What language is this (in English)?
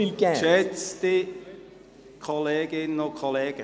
Swiss German